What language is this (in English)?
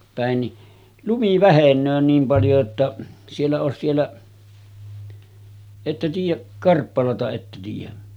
Finnish